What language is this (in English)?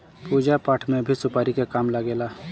Bhojpuri